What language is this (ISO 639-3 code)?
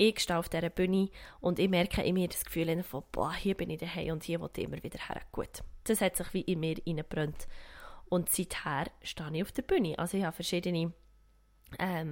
deu